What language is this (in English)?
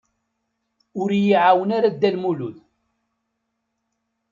Kabyle